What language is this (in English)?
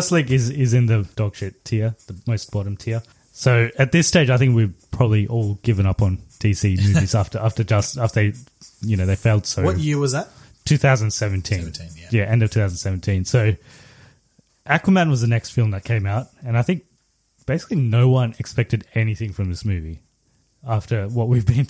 English